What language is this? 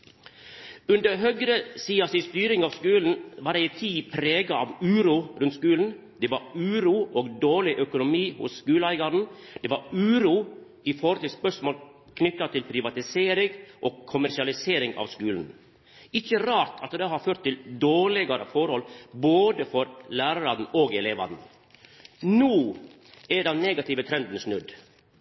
Norwegian Nynorsk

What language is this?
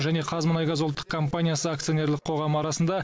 Kazakh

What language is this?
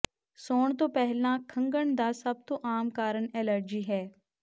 Punjabi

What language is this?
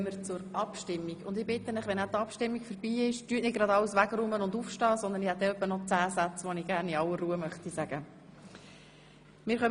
Swiss German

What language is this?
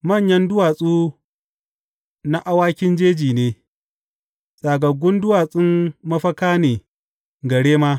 Hausa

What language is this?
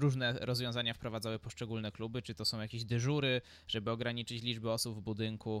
Polish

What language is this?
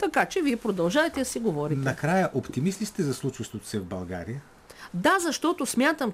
Bulgarian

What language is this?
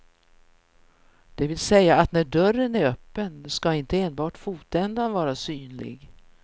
Swedish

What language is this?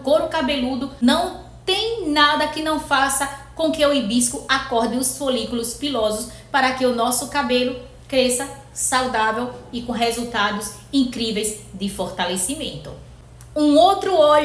Portuguese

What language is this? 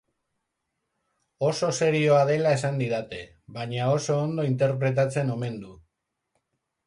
Basque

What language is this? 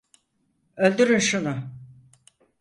Turkish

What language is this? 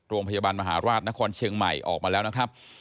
Thai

